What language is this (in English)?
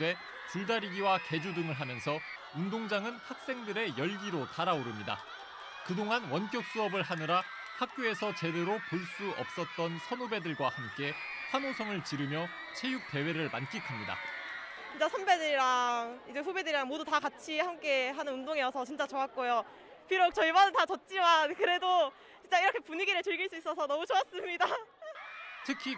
Korean